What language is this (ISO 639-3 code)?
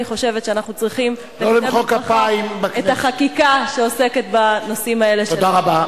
heb